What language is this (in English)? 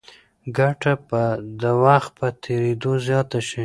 Pashto